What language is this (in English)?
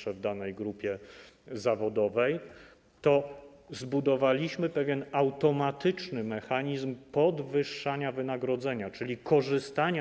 Polish